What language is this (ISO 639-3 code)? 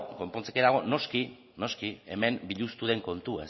eus